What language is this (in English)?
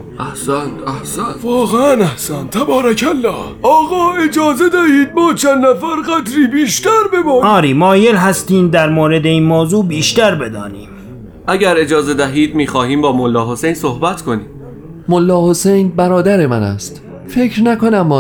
Persian